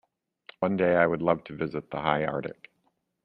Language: English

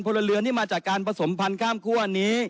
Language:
Thai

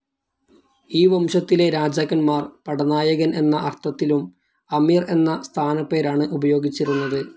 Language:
Malayalam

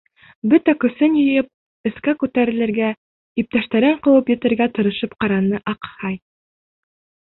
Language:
Bashkir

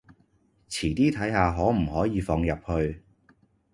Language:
Cantonese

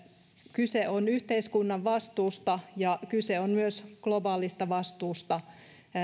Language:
Finnish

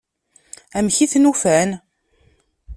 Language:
Kabyle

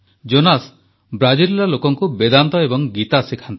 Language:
Odia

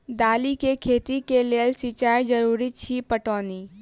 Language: Maithili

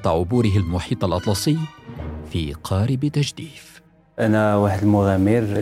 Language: Arabic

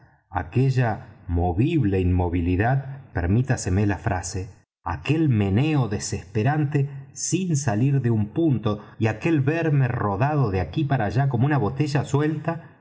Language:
Spanish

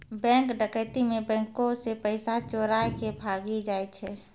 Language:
Maithili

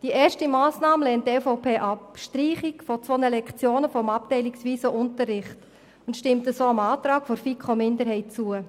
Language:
Swiss German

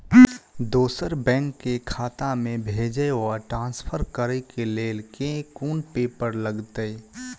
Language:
Maithili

